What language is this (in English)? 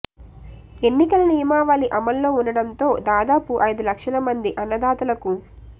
Telugu